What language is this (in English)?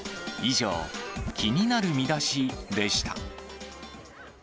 Japanese